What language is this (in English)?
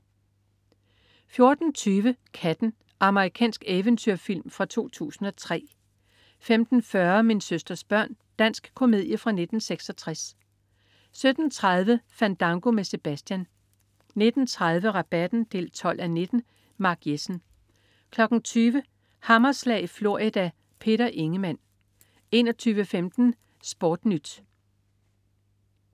Danish